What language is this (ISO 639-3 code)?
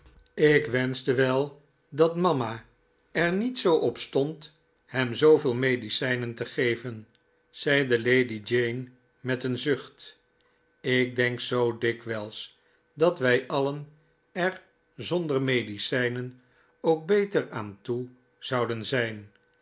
nld